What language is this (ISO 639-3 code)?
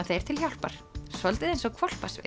isl